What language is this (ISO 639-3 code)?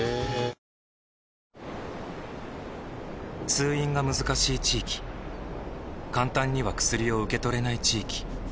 jpn